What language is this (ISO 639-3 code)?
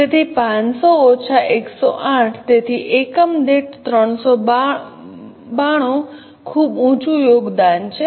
guj